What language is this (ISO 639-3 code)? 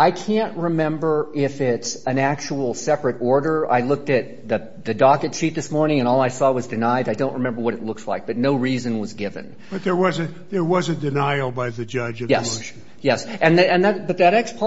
eng